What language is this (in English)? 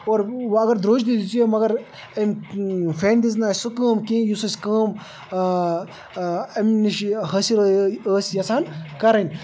Kashmiri